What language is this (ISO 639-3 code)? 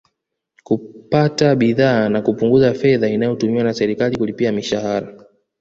swa